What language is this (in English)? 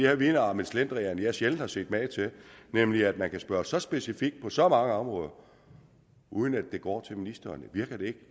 Danish